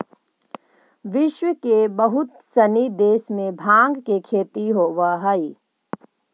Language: Magahi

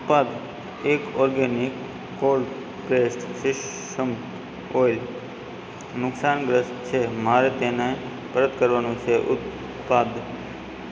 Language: Gujarati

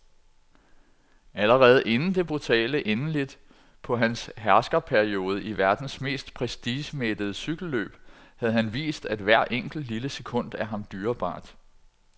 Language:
Danish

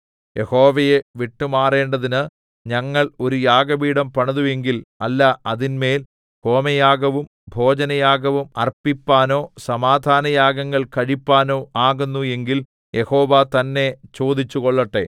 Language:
Malayalam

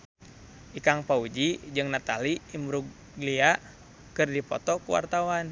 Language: Sundanese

